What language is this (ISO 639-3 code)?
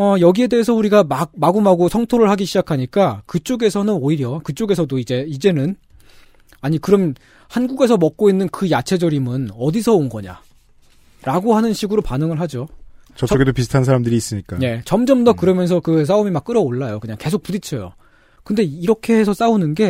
kor